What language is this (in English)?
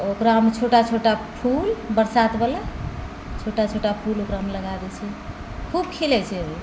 Maithili